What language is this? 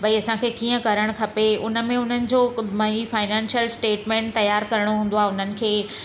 Sindhi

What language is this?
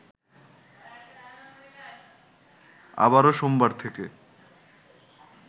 Bangla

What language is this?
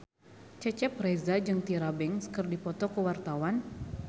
Sundanese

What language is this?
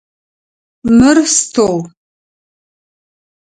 Adyghe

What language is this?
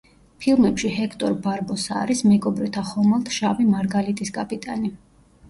Georgian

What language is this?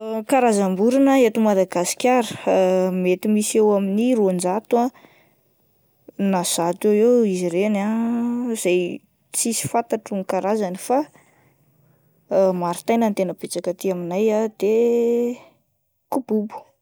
Malagasy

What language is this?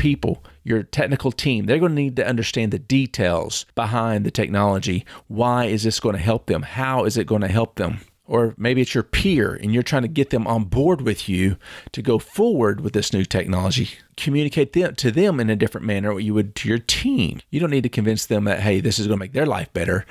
English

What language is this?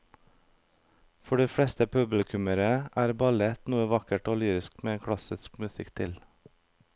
Norwegian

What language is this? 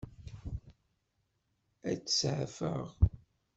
Kabyle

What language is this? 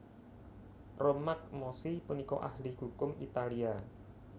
Javanese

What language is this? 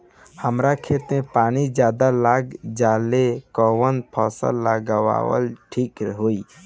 Bhojpuri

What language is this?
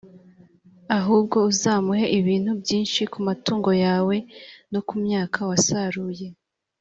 Kinyarwanda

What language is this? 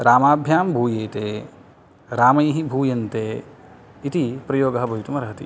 Sanskrit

